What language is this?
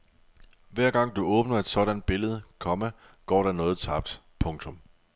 Danish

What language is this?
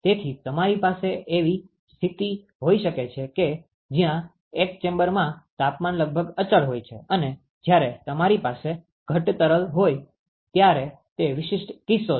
Gujarati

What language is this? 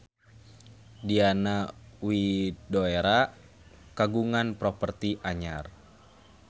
Sundanese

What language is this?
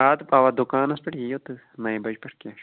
Kashmiri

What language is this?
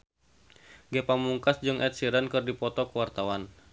Sundanese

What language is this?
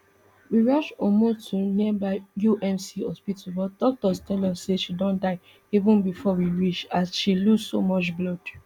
Nigerian Pidgin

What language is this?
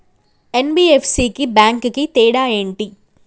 Telugu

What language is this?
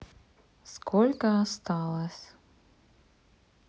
Russian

